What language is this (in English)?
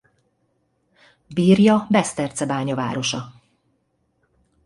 Hungarian